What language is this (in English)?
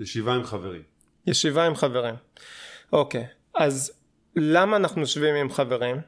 Hebrew